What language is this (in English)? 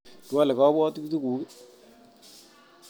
Kalenjin